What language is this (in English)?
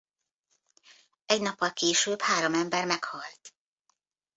Hungarian